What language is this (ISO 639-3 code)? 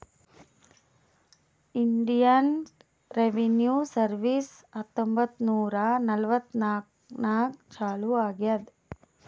kan